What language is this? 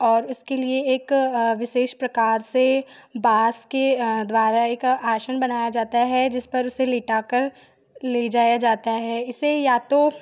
Hindi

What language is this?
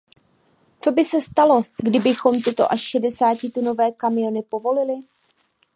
Czech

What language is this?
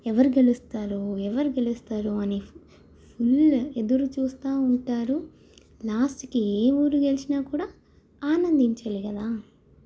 Telugu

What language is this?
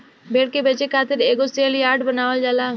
Bhojpuri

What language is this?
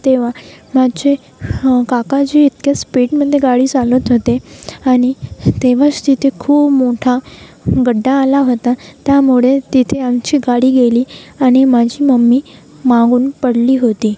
Marathi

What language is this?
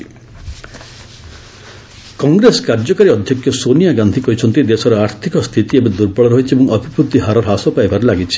Odia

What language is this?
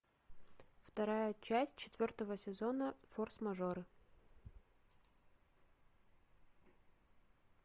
Russian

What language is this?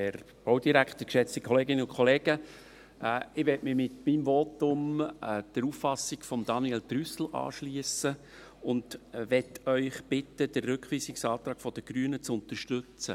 Swiss German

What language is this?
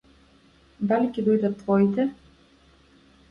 Macedonian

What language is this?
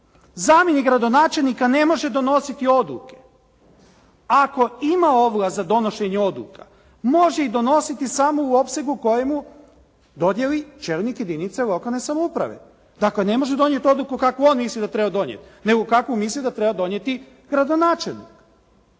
Croatian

